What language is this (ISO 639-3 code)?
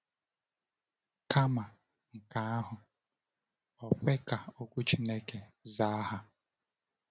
ibo